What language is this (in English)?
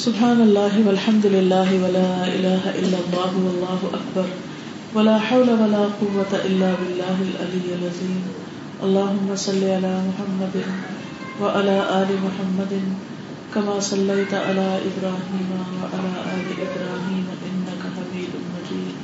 Urdu